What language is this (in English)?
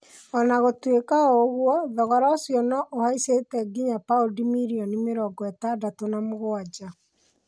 Kikuyu